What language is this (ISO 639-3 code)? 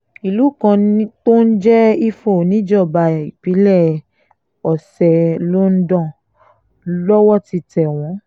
yor